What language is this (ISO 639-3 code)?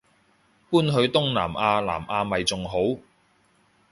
yue